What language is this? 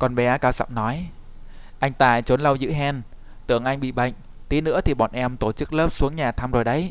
Vietnamese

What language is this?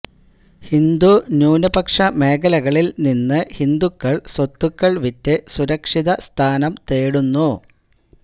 Malayalam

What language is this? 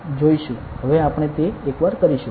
Gujarati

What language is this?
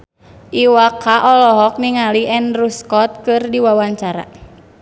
Sundanese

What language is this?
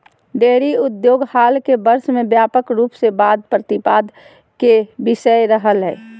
Magahi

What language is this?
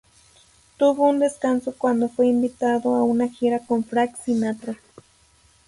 Spanish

